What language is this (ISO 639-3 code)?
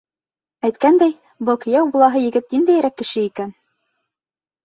bak